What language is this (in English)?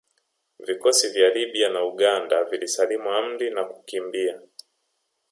Swahili